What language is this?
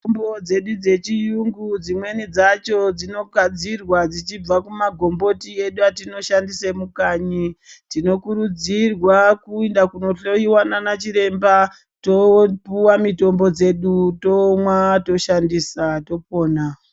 Ndau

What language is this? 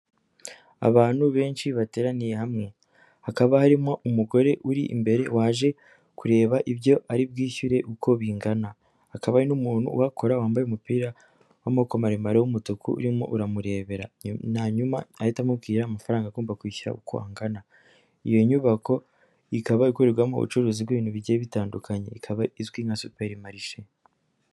Kinyarwanda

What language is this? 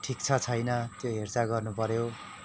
Nepali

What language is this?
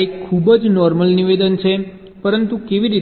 Gujarati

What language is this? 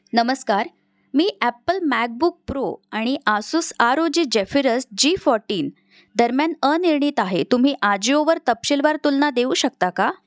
Marathi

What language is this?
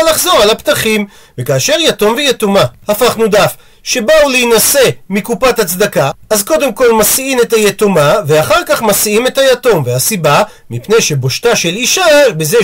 Hebrew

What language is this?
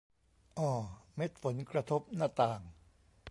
Thai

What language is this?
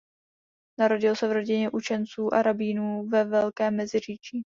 Czech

